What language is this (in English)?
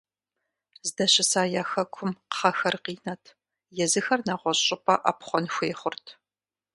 Kabardian